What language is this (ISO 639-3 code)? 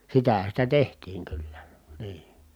fin